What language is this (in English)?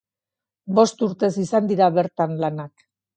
Basque